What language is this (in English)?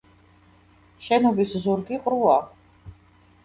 Georgian